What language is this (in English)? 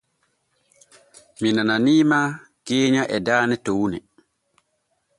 Borgu Fulfulde